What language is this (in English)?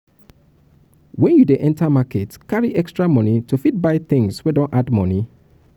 Nigerian Pidgin